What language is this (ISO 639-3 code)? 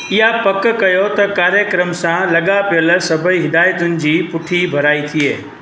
snd